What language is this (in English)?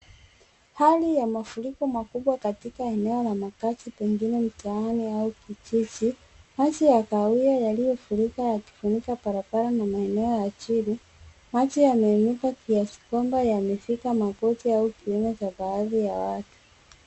Swahili